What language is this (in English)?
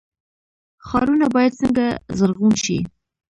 Pashto